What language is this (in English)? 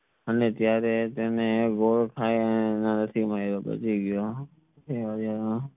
Gujarati